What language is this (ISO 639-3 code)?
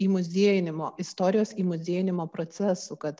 lit